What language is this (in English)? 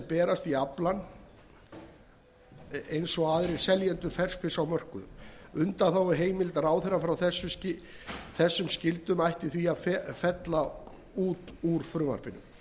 Icelandic